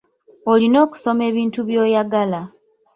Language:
Ganda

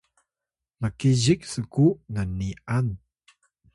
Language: Atayal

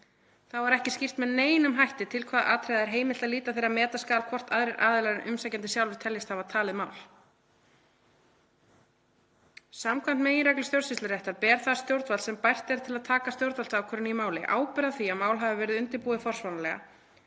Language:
Icelandic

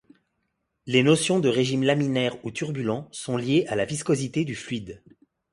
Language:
French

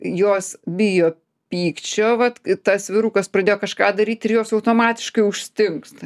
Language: Lithuanian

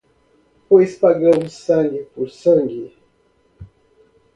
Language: Portuguese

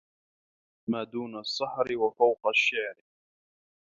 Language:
Arabic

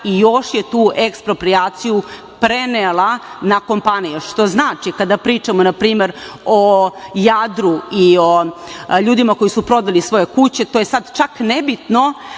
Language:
Serbian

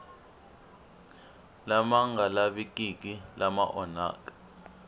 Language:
Tsonga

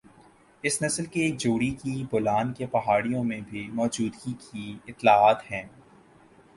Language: Urdu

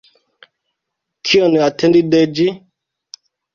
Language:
Esperanto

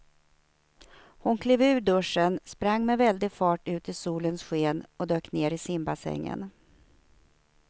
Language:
Swedish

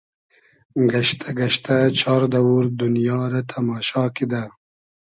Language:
Hazaragi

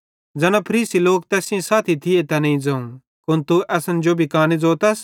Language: Bhadrawahi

